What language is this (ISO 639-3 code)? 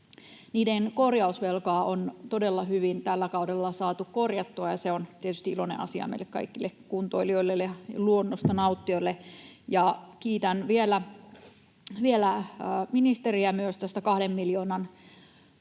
fin